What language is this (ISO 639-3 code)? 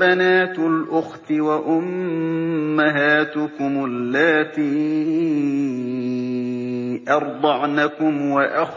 ara